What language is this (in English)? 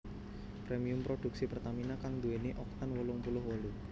Javanese